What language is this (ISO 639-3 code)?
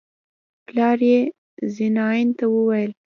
pus